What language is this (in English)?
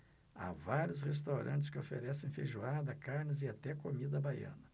Portuguese